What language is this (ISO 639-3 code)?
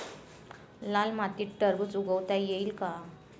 mar